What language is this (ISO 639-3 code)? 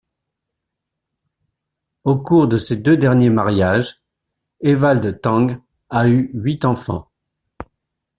fra